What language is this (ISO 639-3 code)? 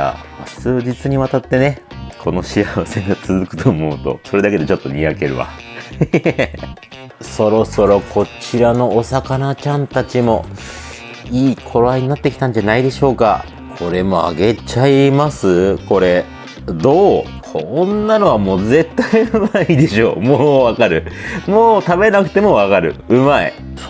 jpn